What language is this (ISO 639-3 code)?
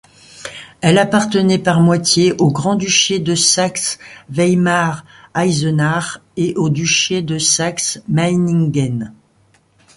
fra